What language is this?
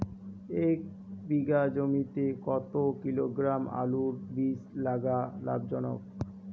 Bangla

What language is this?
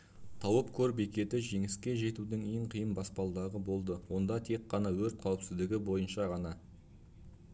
Kazakh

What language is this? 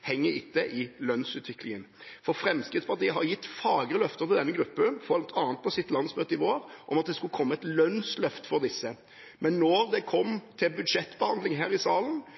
Norwegian Bokmål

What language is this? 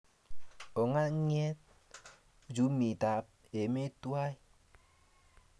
Kalenjin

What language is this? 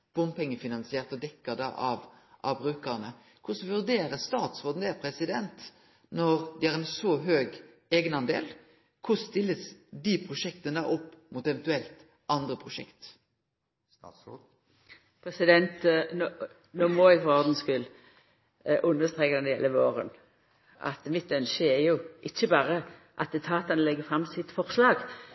Norwegian Nynorsk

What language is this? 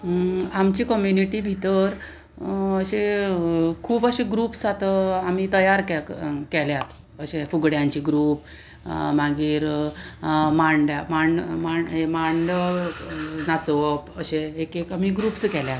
Konkani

